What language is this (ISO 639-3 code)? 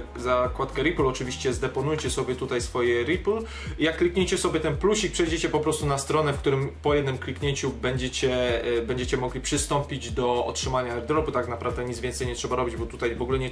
pol